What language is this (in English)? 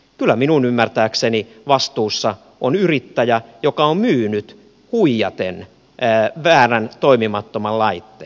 Finnish